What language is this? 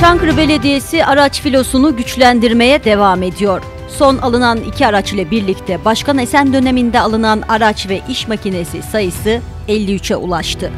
Turkish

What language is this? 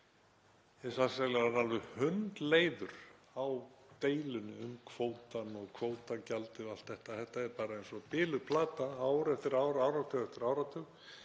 Icelandic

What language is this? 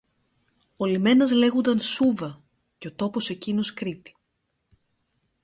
Greek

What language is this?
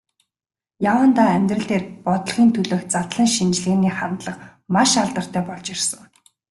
Mongolian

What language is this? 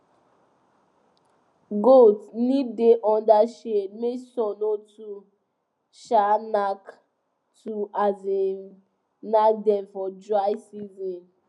Nigerian Pidgin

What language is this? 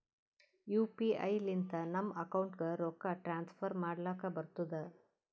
Kannada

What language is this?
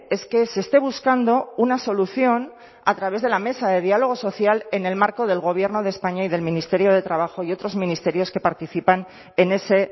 Spanish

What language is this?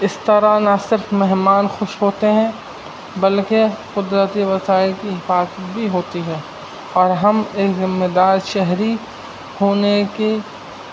Urdu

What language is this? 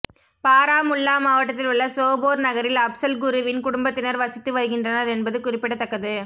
Tamil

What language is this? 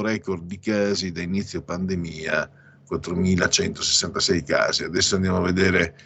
Italian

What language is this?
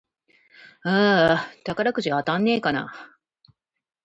Japanese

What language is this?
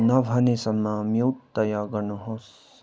Nepali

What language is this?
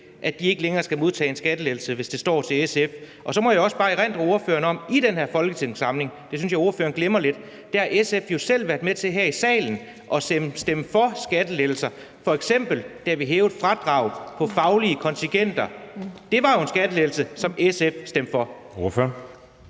Danish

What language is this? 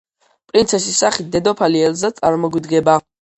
Georgian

